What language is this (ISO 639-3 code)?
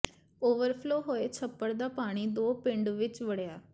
pan